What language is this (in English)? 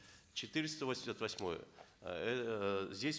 Kazakh